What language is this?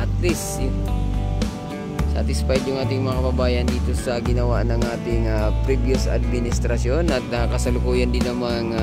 Filipino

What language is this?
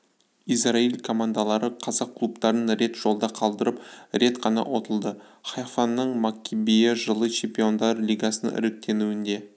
Kazakh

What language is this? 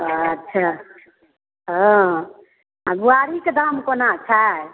Maithili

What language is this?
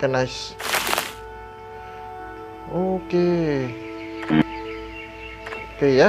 Indonesian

